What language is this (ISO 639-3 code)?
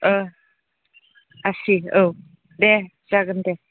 brx